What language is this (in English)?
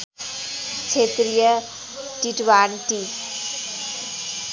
Nepali